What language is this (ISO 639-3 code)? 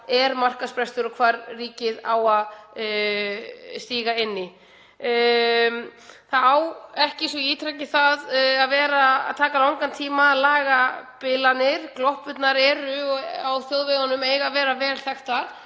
isl